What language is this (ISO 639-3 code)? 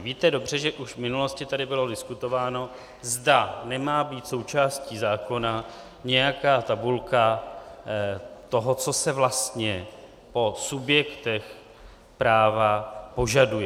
ces